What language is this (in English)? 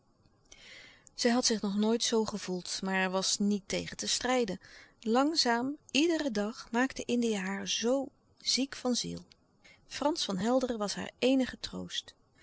Dutch